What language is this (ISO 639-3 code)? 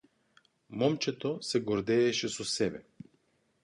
mkd